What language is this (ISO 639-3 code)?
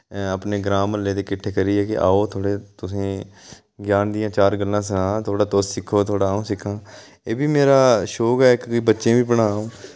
doi